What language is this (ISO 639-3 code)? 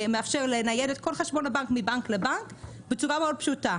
heb